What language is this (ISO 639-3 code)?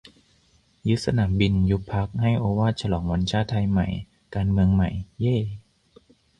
tha